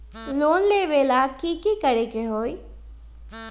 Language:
Magahi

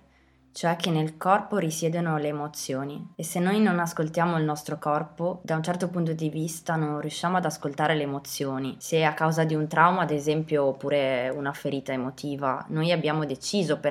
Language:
Italian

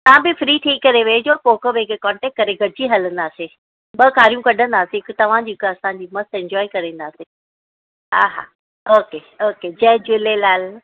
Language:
Sindhi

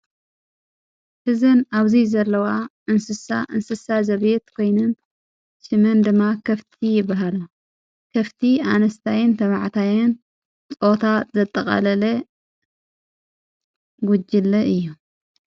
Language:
Tigrinya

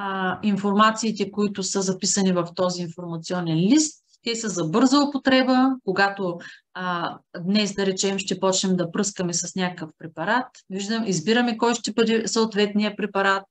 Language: Bulgarian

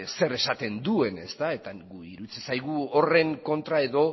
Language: Basque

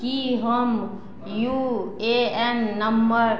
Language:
Maithili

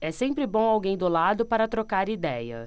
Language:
Portuguese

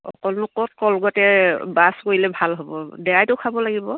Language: Assamese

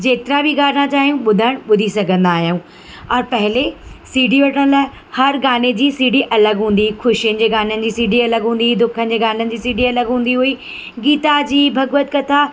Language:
Sindhi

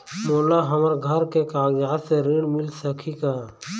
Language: Chhattisgarhi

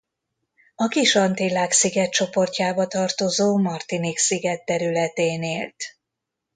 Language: Hungarian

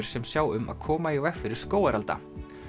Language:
Icelandic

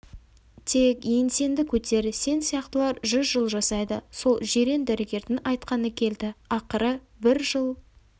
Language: Kazakh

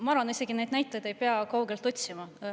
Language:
Estonian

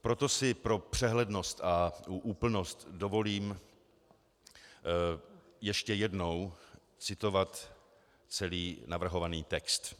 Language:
Czech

